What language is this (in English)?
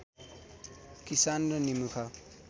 Nepali